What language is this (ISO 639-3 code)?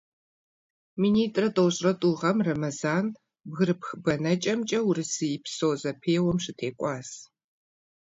kbd